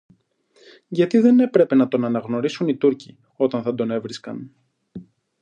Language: Greek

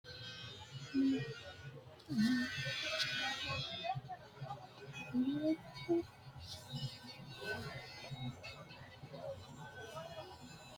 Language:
Sidamo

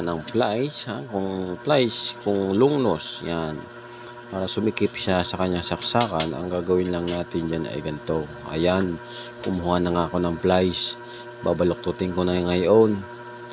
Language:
Filipino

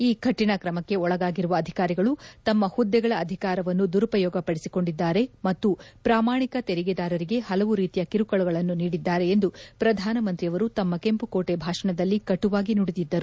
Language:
Kannada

